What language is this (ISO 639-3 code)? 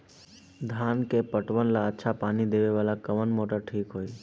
bho